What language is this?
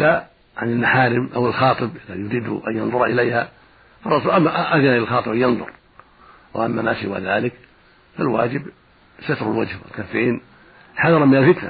Arabic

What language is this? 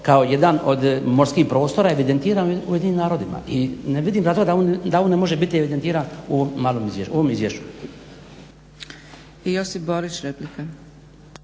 Croatian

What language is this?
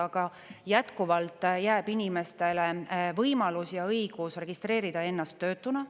Estonian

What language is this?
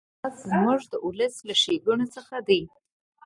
Pashto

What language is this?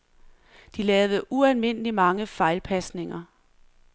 Danish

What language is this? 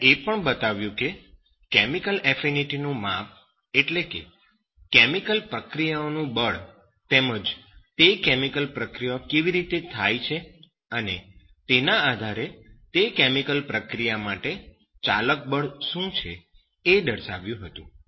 Gujarati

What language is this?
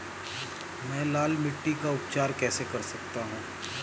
Hindi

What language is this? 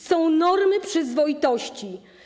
Polish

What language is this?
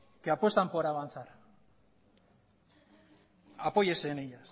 Spanish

